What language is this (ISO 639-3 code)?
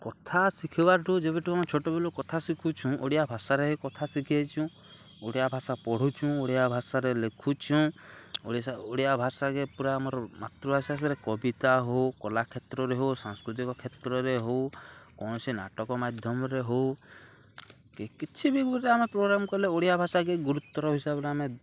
ori